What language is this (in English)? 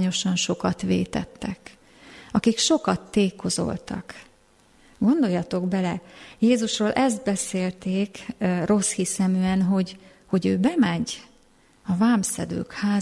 Hungarian